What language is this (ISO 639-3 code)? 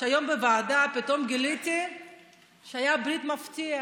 heb